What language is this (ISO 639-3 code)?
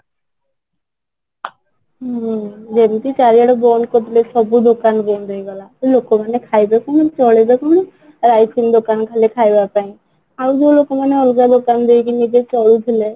ori